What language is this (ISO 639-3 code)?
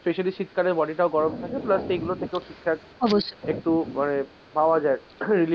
ben